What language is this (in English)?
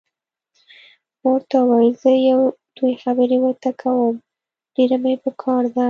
Pashto